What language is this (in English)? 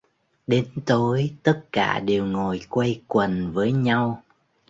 Vietnamese